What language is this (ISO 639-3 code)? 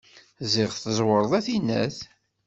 kab